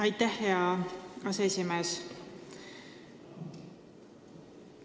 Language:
Estonian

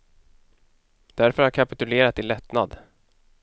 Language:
Swedish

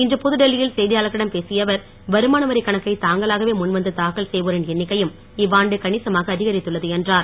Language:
Tamil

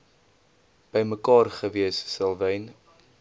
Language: Afrikaans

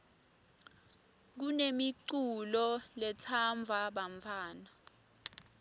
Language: Swati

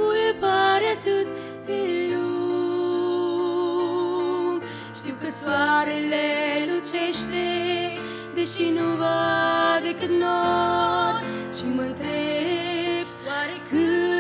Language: Romanian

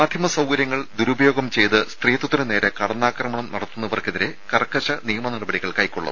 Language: Malayalam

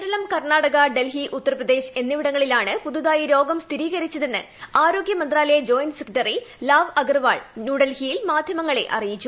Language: Malayalam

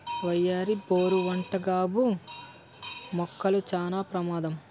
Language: Telugu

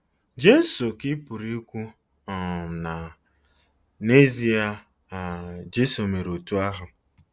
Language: Igbo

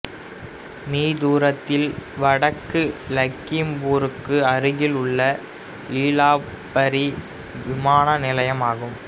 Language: Tamil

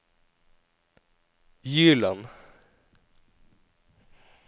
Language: Norwegian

